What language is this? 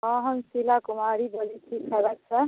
Maithili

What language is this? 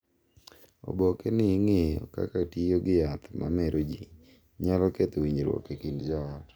Luo (Kenya and Tanzania)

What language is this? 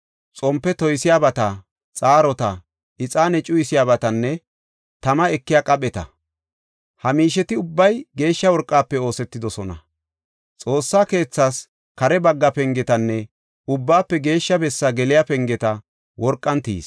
Gofa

